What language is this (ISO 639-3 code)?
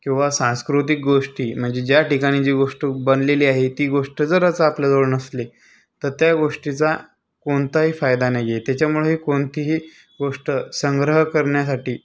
mar